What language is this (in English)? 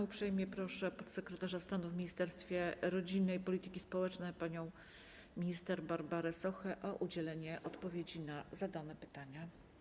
Polish